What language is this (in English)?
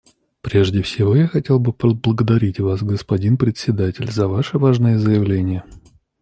Russian